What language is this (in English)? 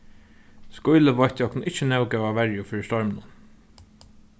Faroese